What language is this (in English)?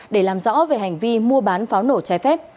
Vietnamese